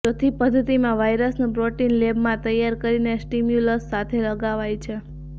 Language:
Gujarati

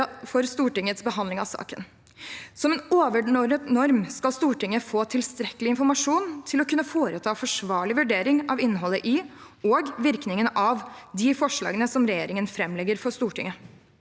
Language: Norwegian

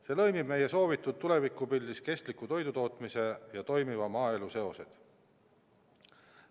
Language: Estonian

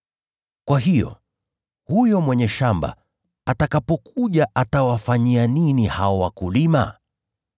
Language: Swahili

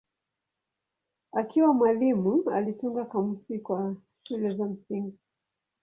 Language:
Swahili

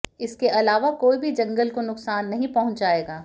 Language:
Hindi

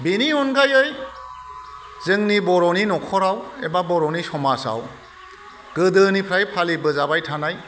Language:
Bodo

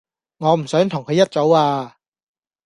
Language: Cantonese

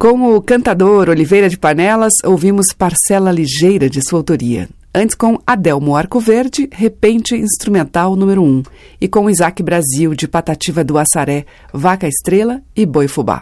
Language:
Portuguese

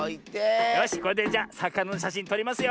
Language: Japanese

